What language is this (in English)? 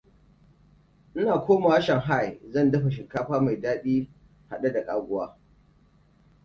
Hausa